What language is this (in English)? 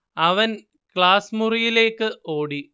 Malayalam